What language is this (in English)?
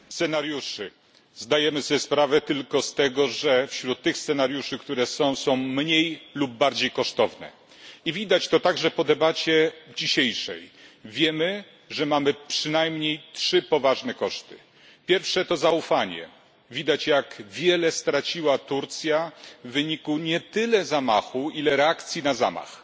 Polish